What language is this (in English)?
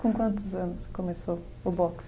Portuguese